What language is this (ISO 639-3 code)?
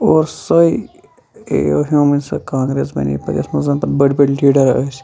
kas